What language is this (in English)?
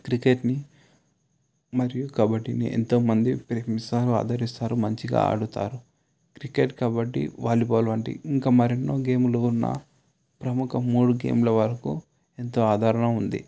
Telugu